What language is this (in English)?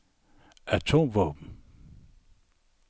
Danish